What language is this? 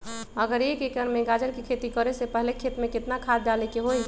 Magahi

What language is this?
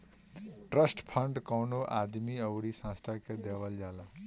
Bhojpuri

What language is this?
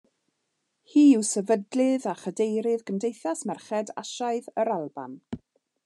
Welsh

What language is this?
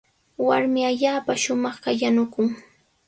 Sihuas Ancash Quechua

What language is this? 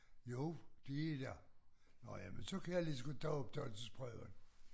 Danish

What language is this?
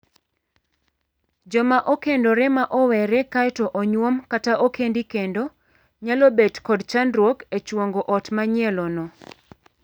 Luo (Kenya and Tanzania)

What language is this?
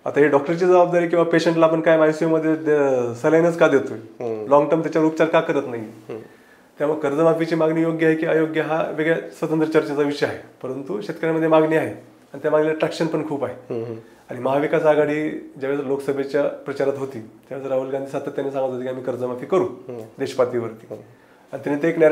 Marathi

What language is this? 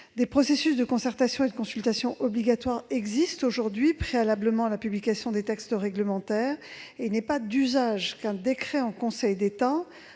French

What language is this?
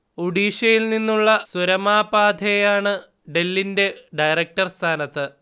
Malayalam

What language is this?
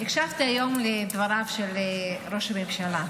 Hebrew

